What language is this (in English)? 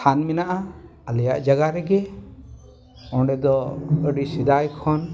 Santali